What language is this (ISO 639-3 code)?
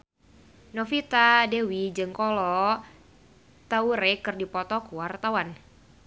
sun